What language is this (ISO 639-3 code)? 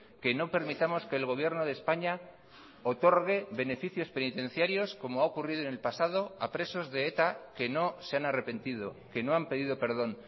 spa